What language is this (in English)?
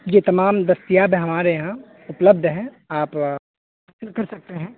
Urdu